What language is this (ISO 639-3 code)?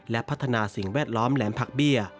tha